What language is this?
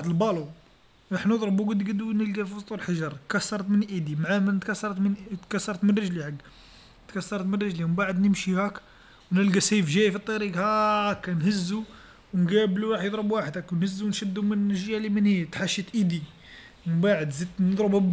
Algerian Arabic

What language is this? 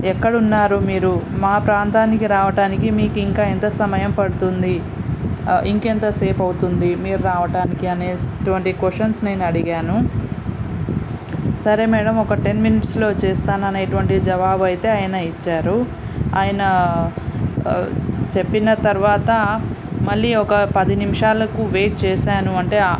Telugu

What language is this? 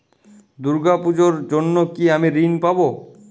Bangla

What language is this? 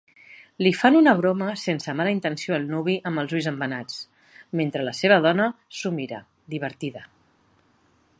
Catalan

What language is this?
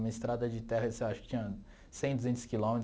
Portuguese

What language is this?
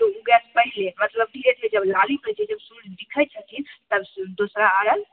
Maithili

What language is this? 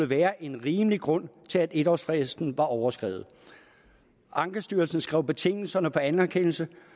Danish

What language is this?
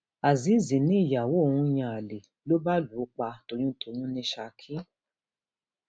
Yoruba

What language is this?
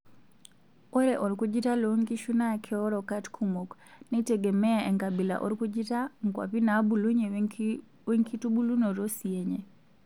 Masai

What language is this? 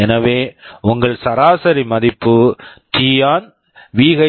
Tamil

